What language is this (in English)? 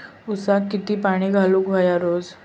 Marathi